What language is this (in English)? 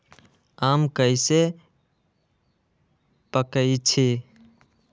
Magahi